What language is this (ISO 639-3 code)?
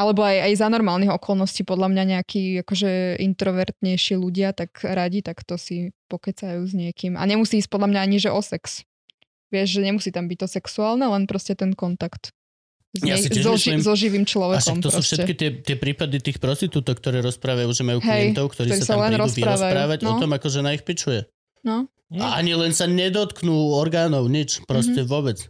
slk